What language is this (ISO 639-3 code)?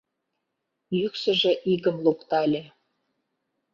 chm